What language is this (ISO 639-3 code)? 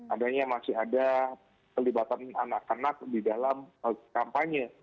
ind